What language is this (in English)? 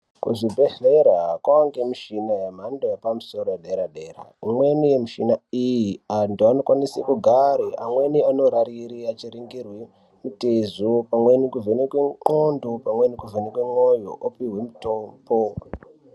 Ndau